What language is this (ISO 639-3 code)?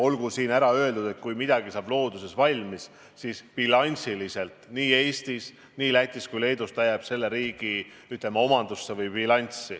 est